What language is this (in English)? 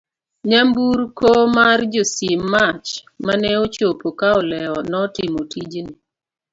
Luo (Kenya and Tanzania)